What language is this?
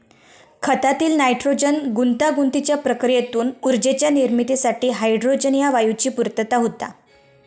Marathi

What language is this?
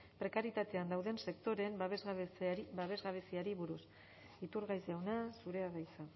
Basque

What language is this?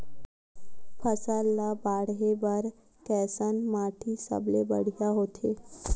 Chhattisgarhi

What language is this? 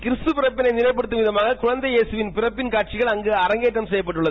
Tamil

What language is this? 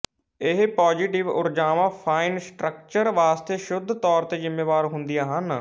Punjabi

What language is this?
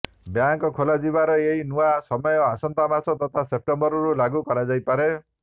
Odia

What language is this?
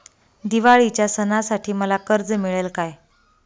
Marathi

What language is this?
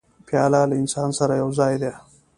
Pashto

